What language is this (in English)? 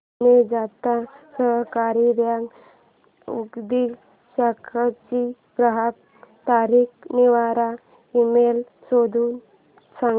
Marathi